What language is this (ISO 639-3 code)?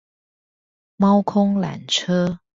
zho